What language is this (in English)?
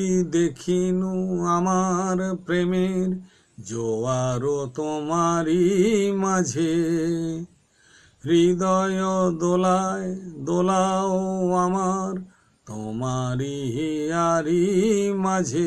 Hindi